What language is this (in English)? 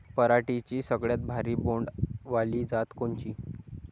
Marathi